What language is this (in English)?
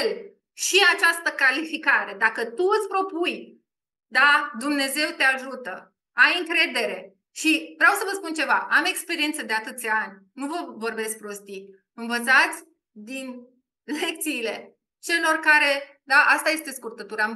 Romanian